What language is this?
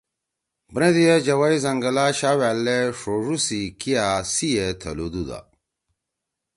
Torwali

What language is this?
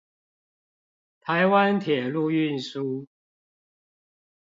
Chinese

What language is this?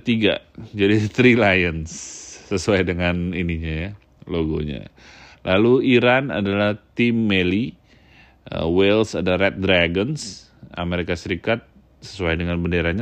Indonesian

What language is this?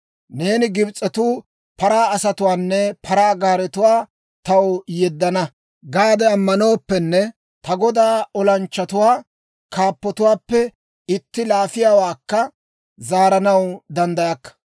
Dawro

